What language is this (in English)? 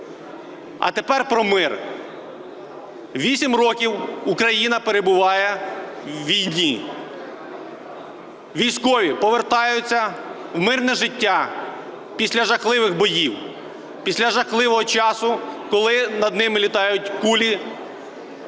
Ukrainian